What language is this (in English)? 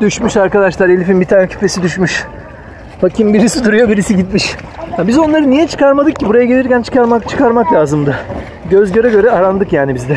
Turkish